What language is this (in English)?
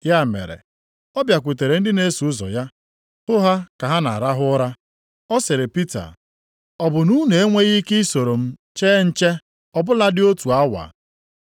Igbo